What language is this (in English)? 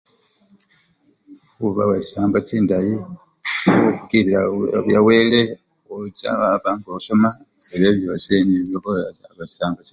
Luyia